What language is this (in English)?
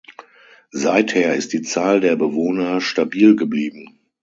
German